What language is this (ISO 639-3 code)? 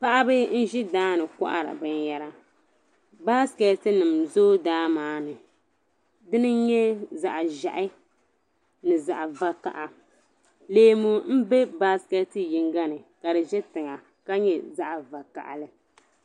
dag